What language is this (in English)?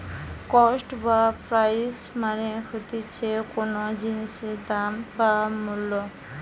Bangla